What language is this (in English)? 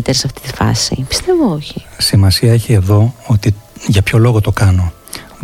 Greek